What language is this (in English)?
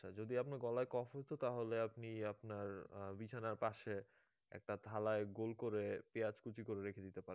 Bangla